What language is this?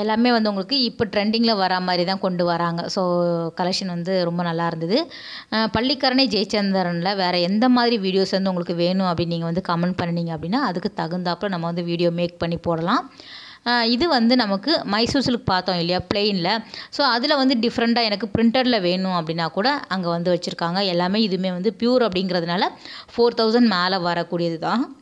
Tamil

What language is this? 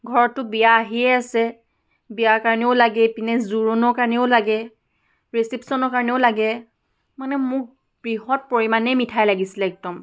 Assamese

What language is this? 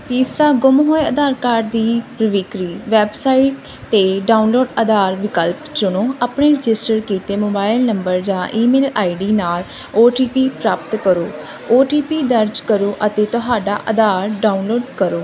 Punjabi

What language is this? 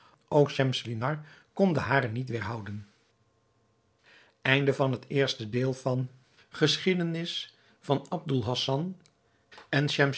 Dutch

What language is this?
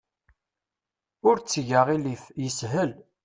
Kabyle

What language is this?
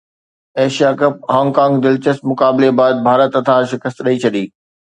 Sindhi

